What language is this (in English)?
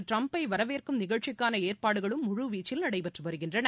Tamil